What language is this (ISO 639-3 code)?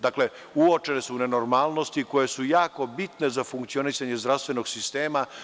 srp